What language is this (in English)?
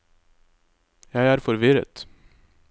Norwegian